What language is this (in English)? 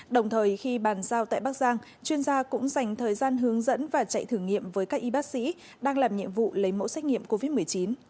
Vietnamese